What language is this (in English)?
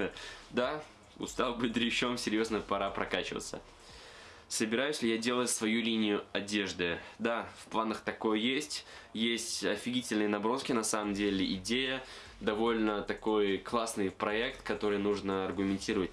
Russian